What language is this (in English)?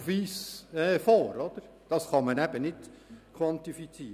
Swiss German